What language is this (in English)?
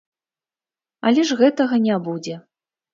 Belarusian